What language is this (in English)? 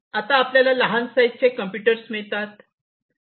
Marathi